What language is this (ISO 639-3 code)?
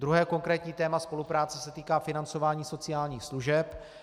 ces